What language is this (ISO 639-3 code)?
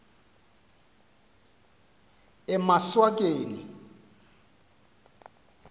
xho